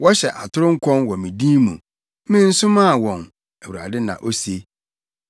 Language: Akan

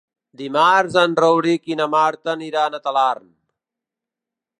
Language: Catalan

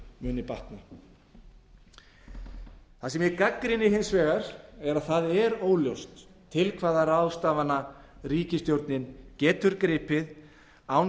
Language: Icelandic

